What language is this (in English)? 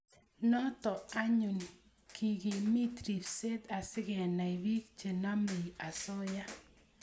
Kalenjin